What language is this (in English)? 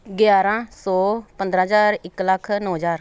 Punjabi